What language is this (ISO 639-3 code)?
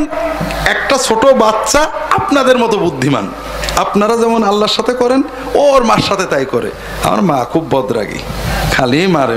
ben